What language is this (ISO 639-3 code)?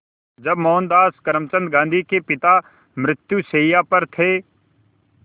hin